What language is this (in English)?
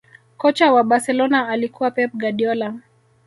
Swahili